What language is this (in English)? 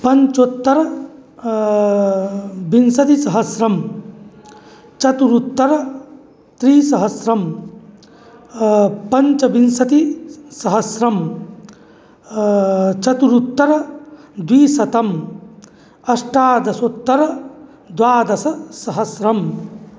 Sanskrit